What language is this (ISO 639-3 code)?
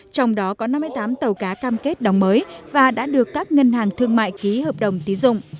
vie